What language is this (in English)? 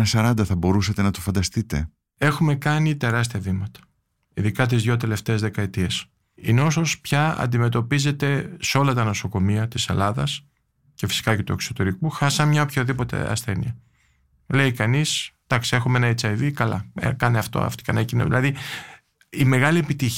Greek